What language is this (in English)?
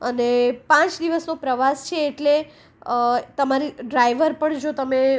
Gujarati